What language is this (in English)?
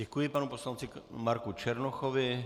Czech